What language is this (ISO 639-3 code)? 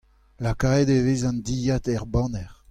bre